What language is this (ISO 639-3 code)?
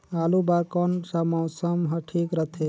hne